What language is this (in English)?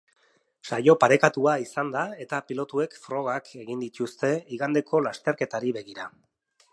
Basque